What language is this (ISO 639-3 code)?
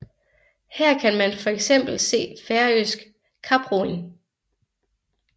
dan